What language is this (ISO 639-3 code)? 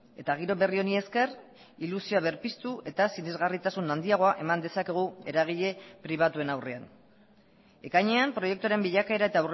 eus